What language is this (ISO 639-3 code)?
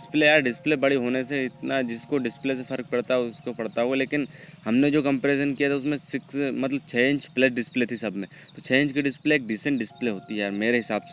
hin